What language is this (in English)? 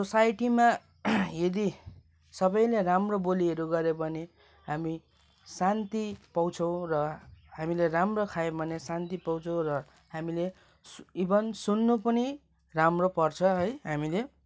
Nepali